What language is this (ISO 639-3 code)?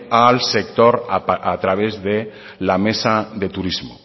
spa